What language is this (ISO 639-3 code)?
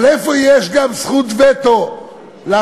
heb